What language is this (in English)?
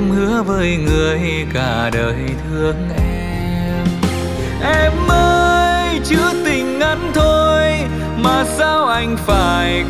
Vietnamese